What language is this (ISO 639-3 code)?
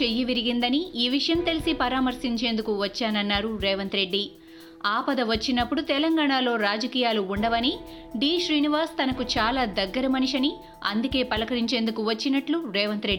tel